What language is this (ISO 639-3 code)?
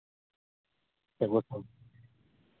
sat